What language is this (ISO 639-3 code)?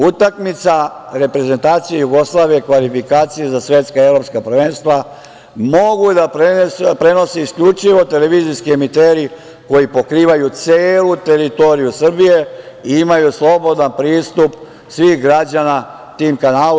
srp